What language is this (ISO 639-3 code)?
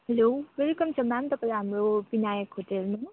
nep